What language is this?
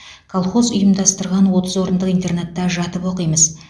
Kazakh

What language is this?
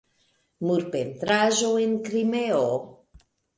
Esperanto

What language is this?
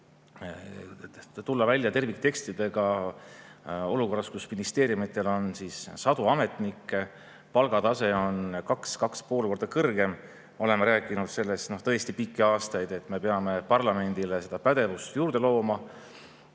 Estonian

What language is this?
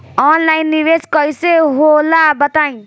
Bhojpuri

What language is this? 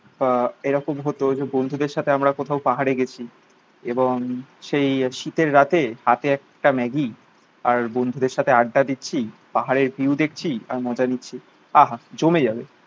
Bangla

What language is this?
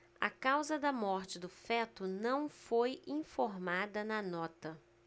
Portuguese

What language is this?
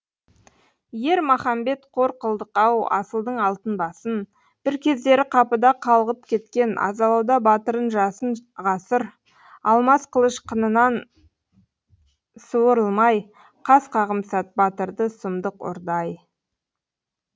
Kazakh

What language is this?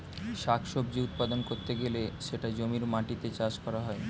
Bangla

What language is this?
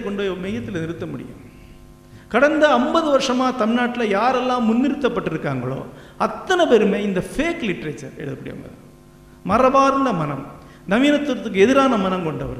Tamil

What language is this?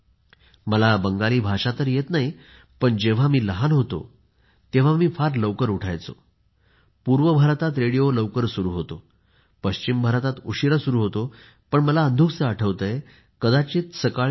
Marathi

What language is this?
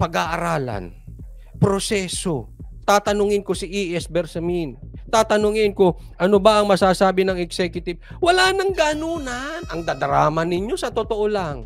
Filipino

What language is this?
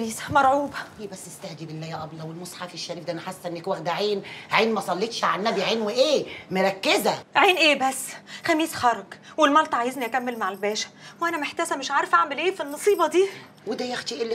Arabic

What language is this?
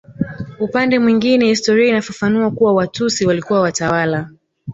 Swahili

